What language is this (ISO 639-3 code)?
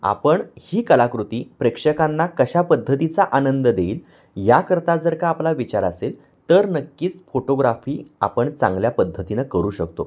mar